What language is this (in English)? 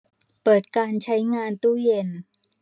Thai